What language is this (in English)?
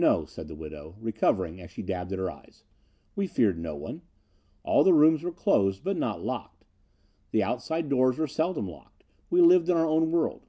English